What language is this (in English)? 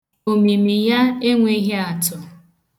Igbo